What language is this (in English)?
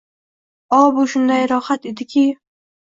Uzbek